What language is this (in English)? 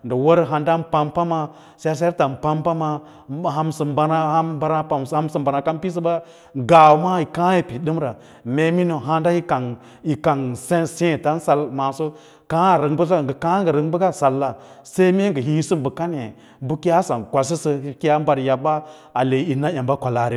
Lala-Roba